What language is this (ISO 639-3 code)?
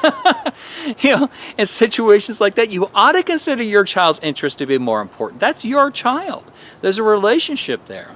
eng